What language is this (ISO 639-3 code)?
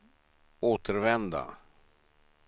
swe